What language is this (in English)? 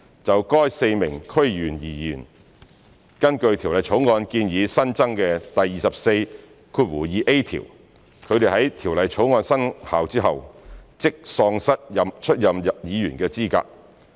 Cantonese